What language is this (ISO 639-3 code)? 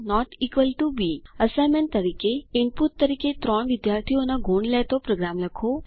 guj